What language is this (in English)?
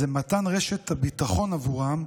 Hebrew